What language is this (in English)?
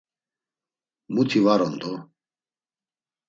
Laz